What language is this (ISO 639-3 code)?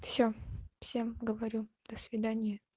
rus